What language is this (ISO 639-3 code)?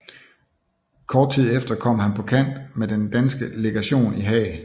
dan